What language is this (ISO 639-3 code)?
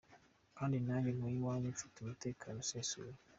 kin